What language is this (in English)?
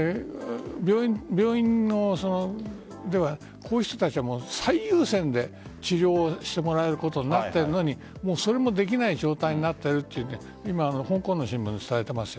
Japanese